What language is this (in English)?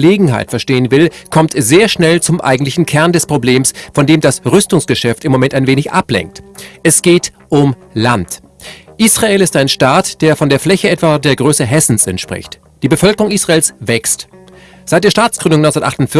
German